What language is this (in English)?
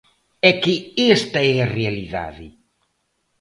Galician